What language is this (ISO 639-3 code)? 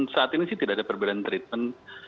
ind